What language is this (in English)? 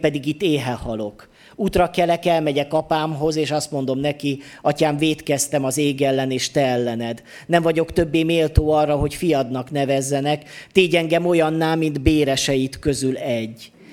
Hungarian